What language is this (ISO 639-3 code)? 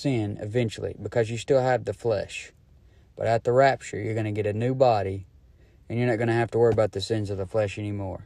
eng